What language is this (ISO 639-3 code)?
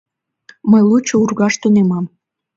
chm